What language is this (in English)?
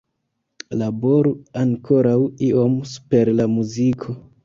Esperanto